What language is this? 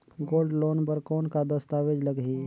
Chhattisgarhi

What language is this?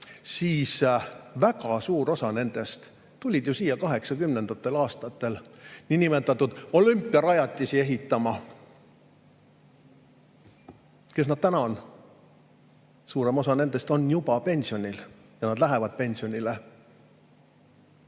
Estonian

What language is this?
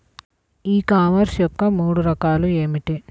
Telugu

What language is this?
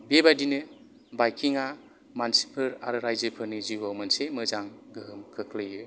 Bodo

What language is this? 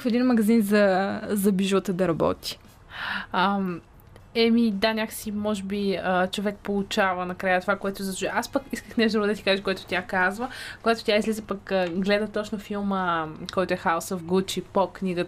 Bulgarian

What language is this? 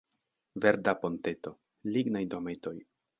Esperanto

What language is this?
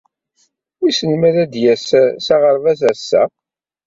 Kabyle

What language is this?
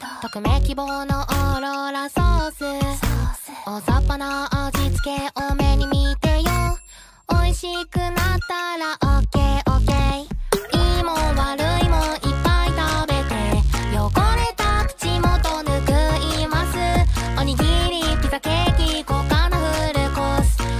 Japanese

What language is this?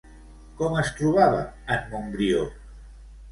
Catalan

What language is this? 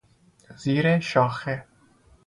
Persian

